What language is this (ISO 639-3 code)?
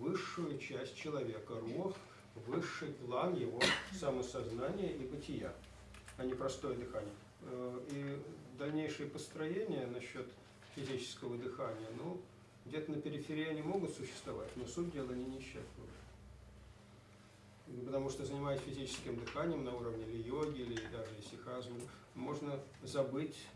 rus